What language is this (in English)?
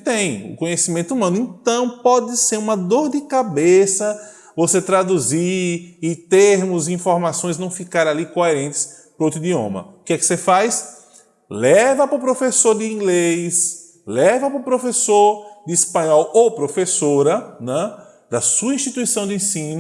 Portuguese